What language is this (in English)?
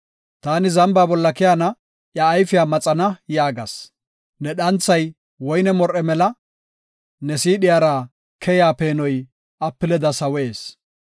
Gofa